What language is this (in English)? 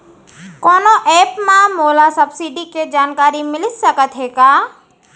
Chhattisgarhi